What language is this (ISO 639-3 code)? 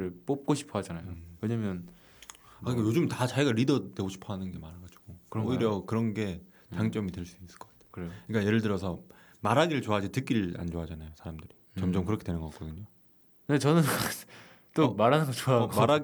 kor